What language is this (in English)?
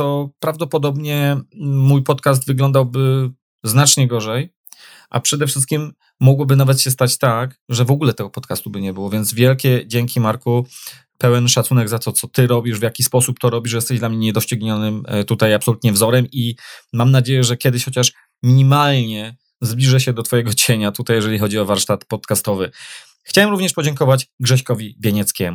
Polish